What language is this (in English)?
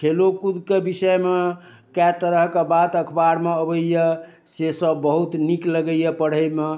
Maithili